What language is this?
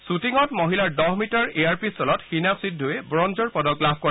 Assamese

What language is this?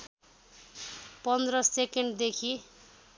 Nepali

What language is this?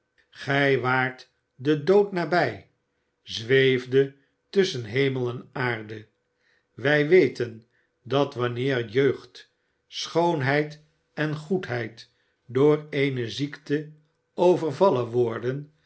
Dutch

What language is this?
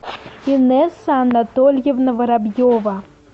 Russian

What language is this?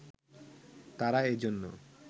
Bangla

